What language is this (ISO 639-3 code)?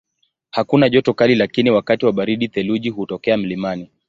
swa